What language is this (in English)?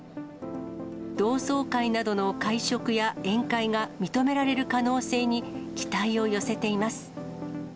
Japanese